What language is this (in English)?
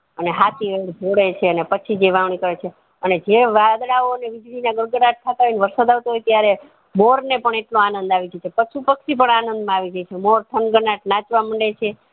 Gujarati